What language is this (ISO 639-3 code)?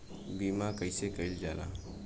bho